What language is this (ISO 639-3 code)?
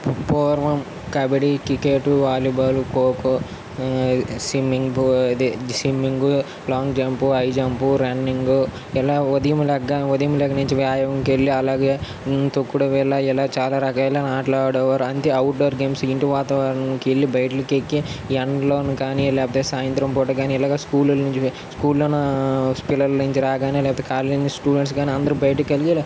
tel